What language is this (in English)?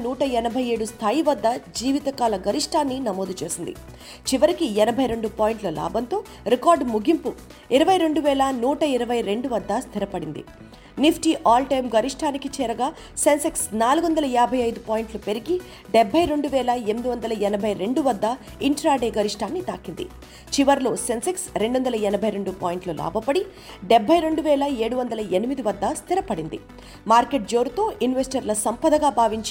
Telugu